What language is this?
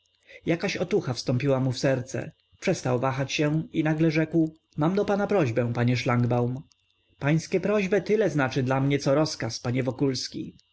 Polish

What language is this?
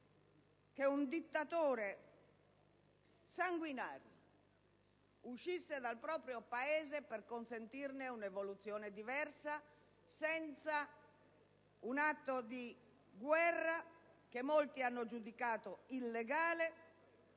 Italian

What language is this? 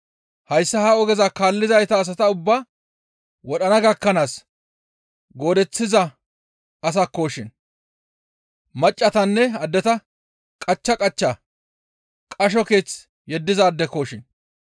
Gamo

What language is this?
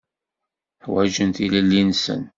Kabyle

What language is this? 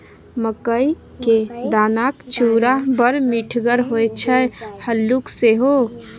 Maithili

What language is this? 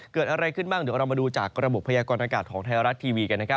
Thai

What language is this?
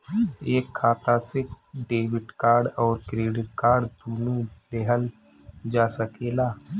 Bhojpuri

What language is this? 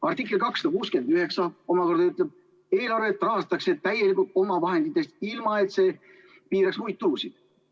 Estonian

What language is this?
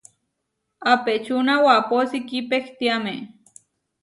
Huarijio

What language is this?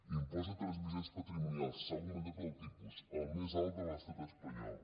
Catalan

